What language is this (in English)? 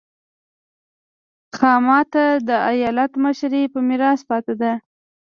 Pashto